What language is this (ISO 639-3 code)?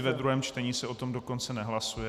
ces